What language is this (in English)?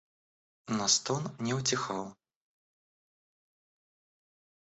Russian